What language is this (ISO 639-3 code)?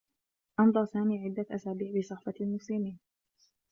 ara